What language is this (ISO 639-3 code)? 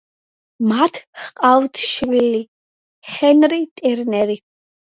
kat